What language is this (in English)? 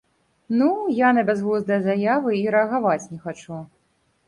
Belarusian